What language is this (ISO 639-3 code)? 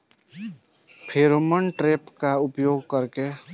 bho